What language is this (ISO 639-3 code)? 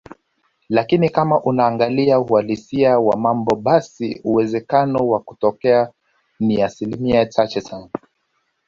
swa